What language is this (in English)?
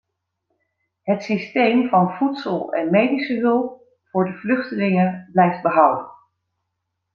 Dutch